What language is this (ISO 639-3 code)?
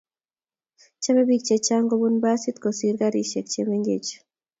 kln